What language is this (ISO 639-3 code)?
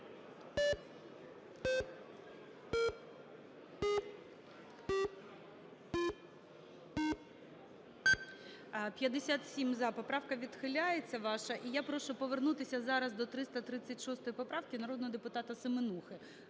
ukr